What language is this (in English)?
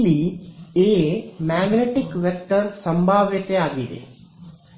Kannada